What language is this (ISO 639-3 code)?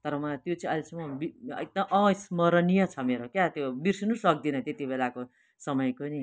nep